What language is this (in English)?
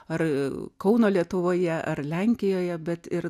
Lithuanian